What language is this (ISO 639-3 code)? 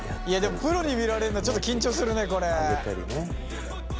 jpn